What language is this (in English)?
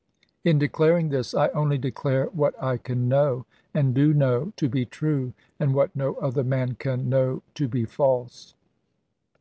English